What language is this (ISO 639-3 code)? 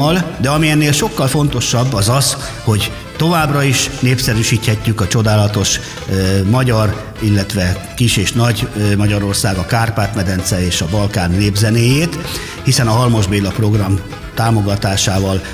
hun